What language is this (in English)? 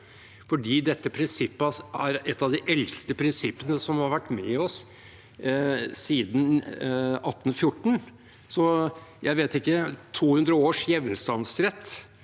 Norwegian